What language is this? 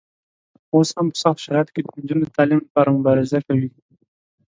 Pashto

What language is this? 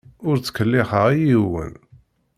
Kabyle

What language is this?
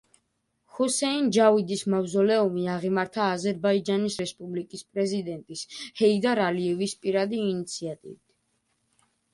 Georgian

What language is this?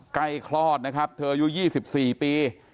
Thai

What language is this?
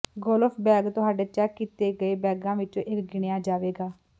Punjabi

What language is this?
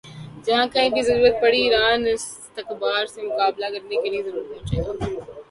Urdu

